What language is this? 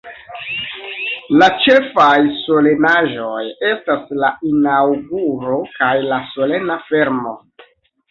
Esperanto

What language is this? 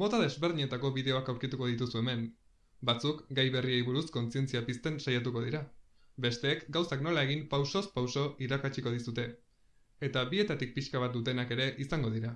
Spanish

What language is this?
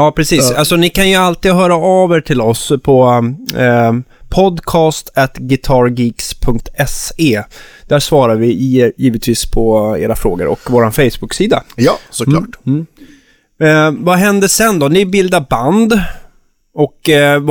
Swedish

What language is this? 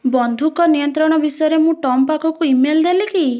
Odia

